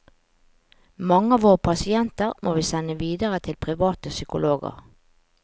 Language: Norwegian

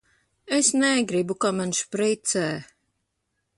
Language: Latvian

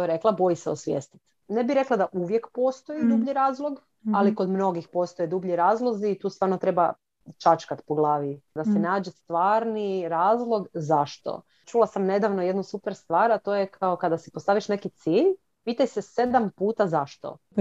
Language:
Croatian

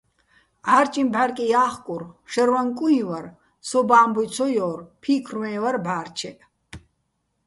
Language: Bats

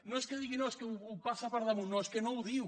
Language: Catalan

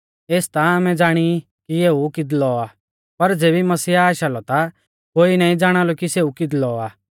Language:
Mahasu Pahari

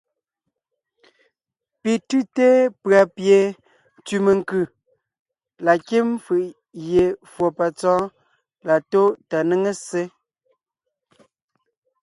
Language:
Ngiemboon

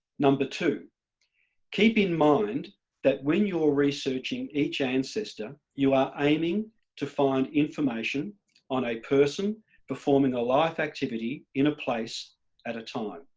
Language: English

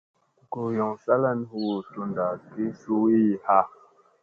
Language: Musey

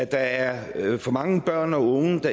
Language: Danish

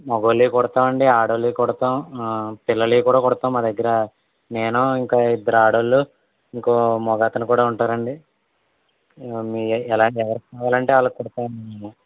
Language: Telugu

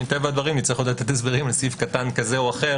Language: Hebrew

